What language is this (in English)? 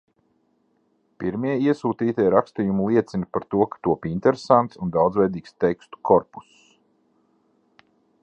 Latvian